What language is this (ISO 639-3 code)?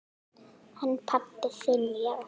isl